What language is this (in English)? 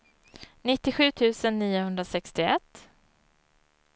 Swedish